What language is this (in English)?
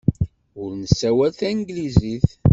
Kabyle